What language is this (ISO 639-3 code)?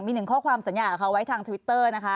tha